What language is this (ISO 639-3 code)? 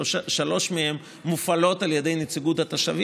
heb